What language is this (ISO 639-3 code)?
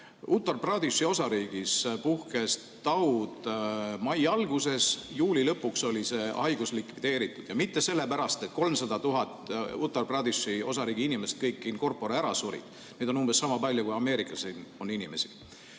est